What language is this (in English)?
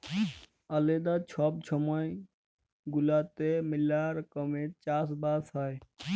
Bangla